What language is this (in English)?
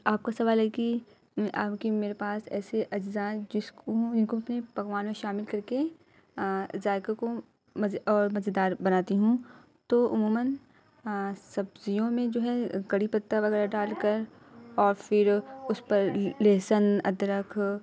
Urdu